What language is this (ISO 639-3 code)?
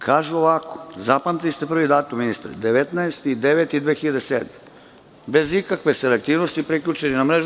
srp